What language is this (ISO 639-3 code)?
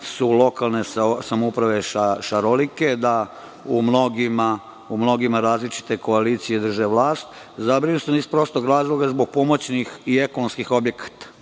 srp